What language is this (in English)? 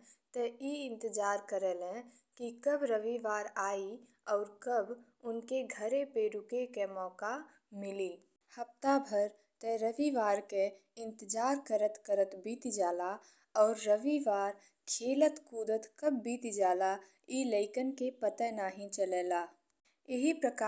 Bhojpuri